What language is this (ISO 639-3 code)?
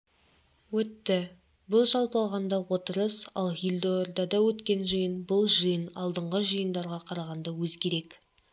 kaz